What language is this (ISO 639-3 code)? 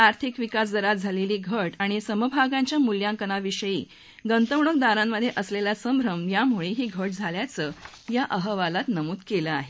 mar